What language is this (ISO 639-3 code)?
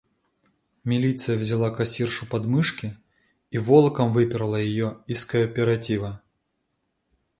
rus